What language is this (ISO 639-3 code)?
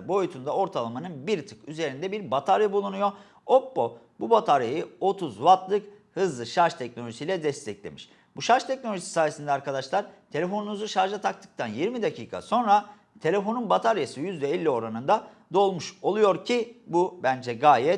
tur